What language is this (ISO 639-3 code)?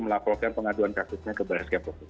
ind